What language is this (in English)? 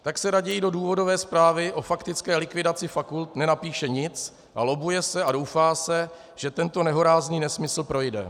Czech